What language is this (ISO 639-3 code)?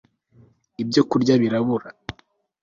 kin